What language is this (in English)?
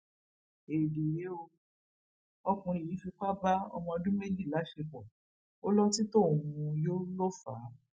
Yoruba